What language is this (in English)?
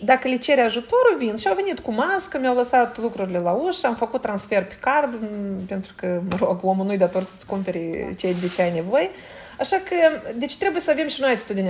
Romanian